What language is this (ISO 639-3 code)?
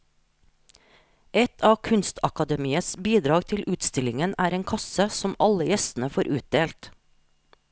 nor